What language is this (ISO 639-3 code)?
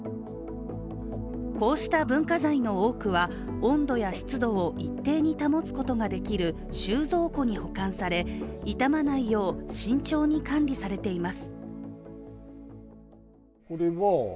jpn